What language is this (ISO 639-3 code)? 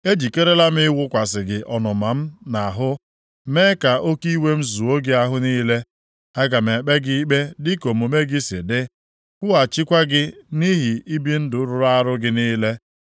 ibo